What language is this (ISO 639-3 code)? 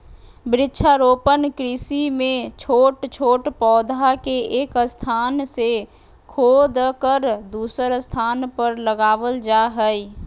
mag